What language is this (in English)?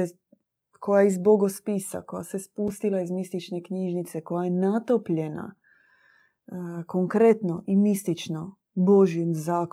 Croatian